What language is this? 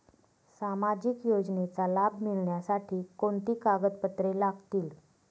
Marathi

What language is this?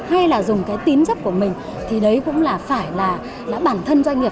Vietnamese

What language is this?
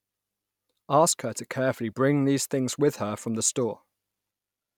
English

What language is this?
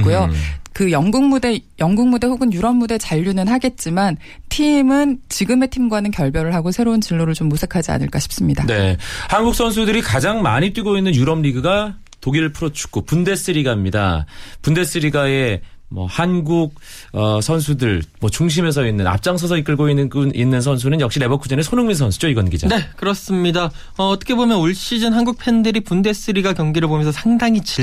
Korean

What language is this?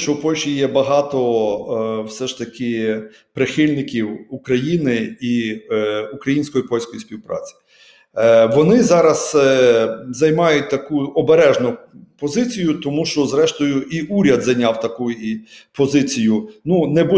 Ukrainian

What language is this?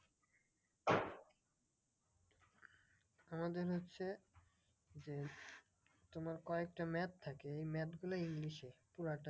Bangla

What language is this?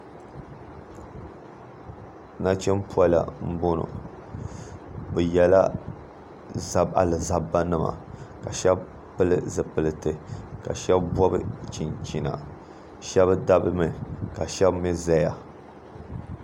Dagbani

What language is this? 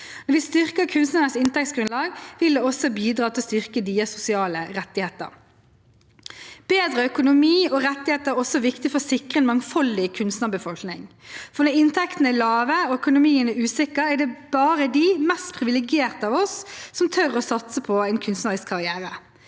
Norwegian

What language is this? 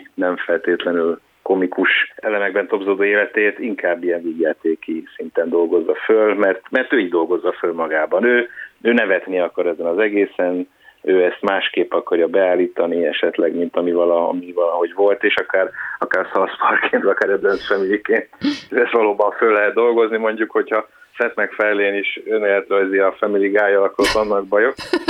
Hungarian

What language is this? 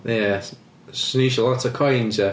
Welsh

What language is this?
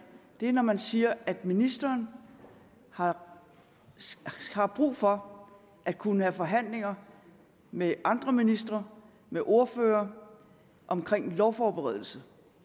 Danish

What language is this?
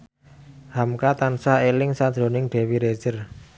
Javanese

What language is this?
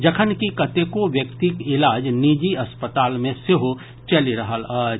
Maithili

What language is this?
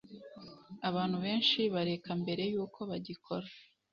Kinyarwanda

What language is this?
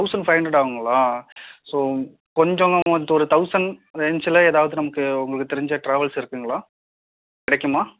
Tamil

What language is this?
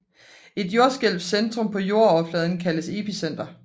Danish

